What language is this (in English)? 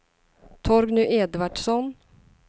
Swedish